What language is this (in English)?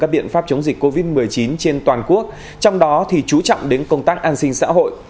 Vietnamese